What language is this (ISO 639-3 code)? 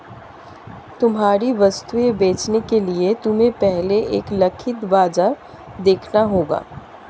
hin